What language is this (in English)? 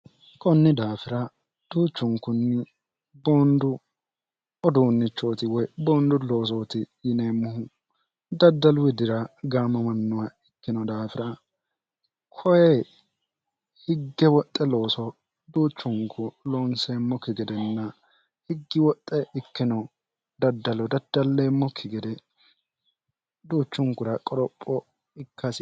Sidamo